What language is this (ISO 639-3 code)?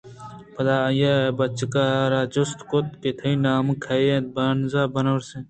bgp